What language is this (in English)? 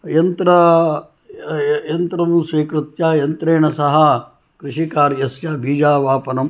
Sanskrit